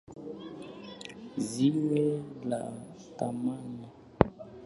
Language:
Swahili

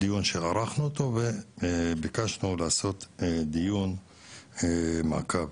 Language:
Hebrew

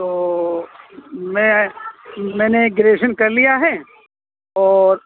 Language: Urdu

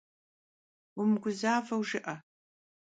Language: Kabardian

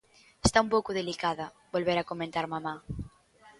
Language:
Galician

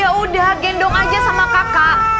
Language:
Indonesian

